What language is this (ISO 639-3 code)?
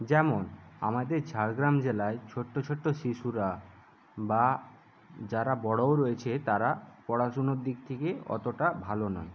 ben